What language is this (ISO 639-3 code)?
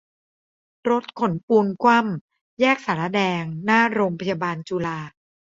tha